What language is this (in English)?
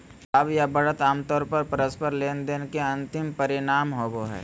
Magahi